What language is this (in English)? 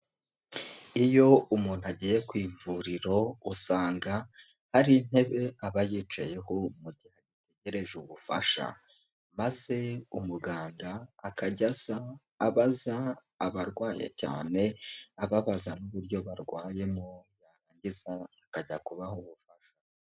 Kinyarwanda